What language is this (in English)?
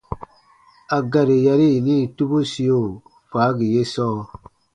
Baatonum